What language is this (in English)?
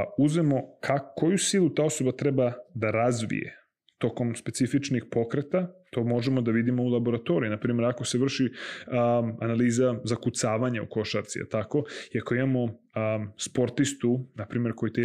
Croatian